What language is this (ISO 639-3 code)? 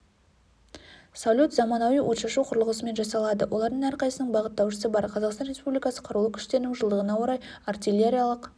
kaz